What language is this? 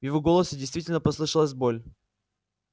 Russian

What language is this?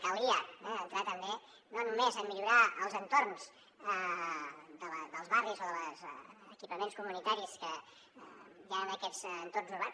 Catalan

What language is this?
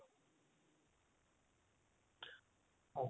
Punjabi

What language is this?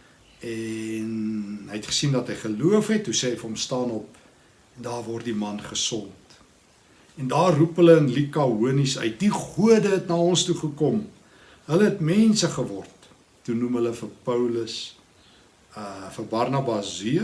Dutch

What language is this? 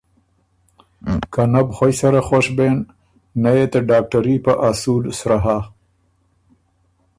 Ormuri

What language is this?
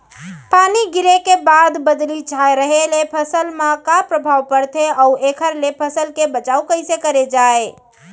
Chhattisgarhi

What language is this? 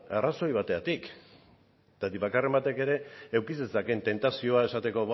Basque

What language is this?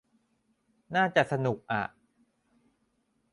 Thai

